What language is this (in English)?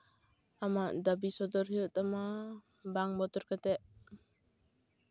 Santali